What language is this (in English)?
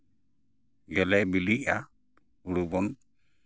Santali